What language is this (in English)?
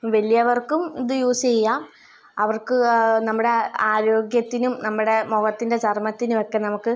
Malayalam